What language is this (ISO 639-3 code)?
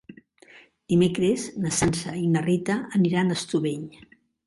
cat